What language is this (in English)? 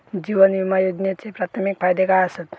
Marathi